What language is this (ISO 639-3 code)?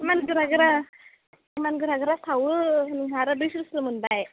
brx